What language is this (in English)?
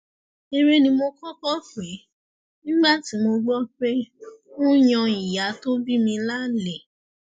Yoruba